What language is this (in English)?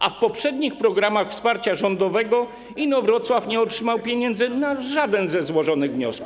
Polish